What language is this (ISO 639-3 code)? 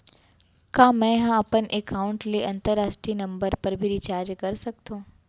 hne